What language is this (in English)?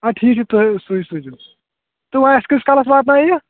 Kashmiri